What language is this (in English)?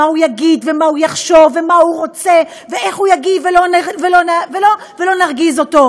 Hebrew